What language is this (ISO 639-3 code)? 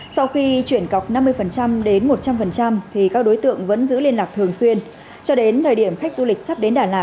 vie